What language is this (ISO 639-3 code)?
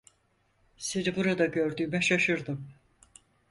tur